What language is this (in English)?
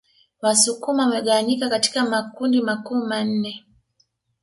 Swahili